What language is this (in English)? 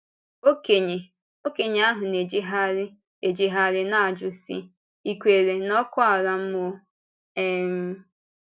Igbo